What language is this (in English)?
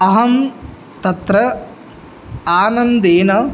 Sanskrit